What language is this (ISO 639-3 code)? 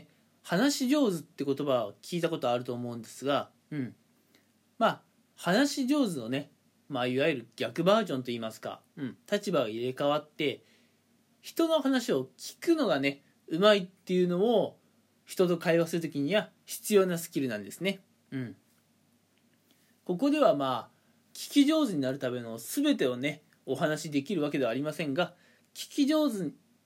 jpn